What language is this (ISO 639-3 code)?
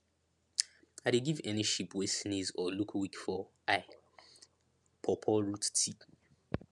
pcm